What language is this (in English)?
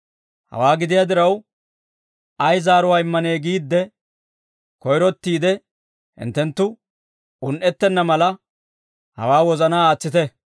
Dawro